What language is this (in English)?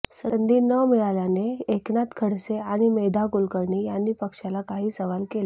Marathi